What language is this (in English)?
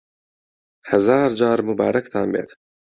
Central Kurdish